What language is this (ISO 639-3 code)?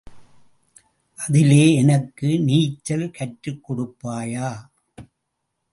tam